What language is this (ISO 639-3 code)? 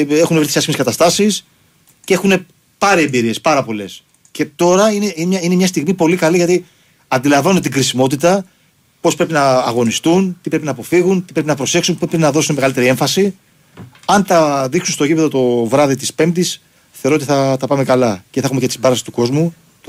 ell